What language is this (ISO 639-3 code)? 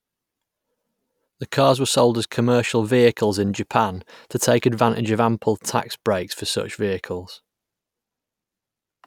eng